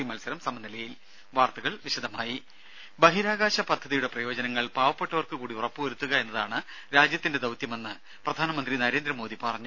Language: Malayalam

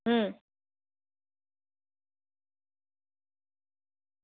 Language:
Gujarati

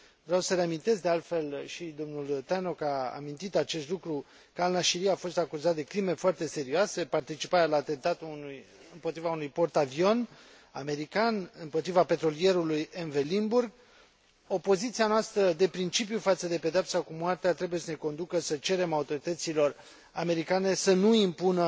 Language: Romanian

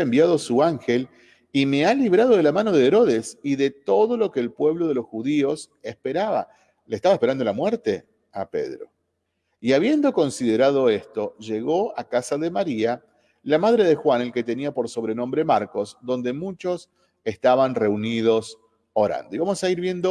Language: Spanish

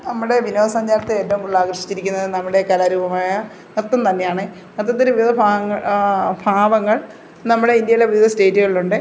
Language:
Malayalam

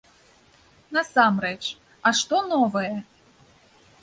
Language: Belarusian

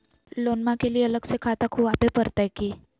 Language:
Magahi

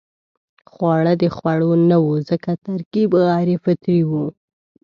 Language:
Pashto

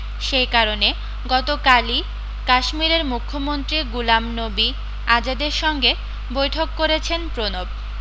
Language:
Bangla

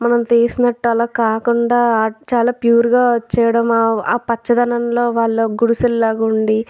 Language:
Telugu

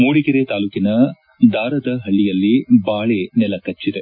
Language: Kannada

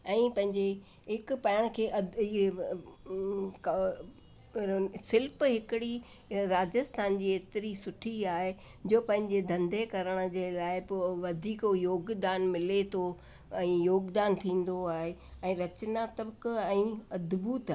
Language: Sindhi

